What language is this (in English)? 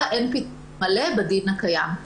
Hebrew